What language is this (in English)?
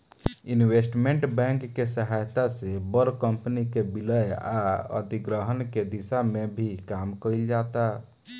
Bhojpuri